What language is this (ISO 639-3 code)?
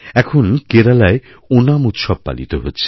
ben